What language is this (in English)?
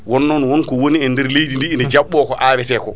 Fula